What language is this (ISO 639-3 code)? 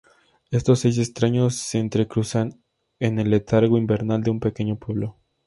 spa